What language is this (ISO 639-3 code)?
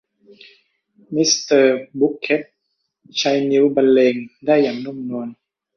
tha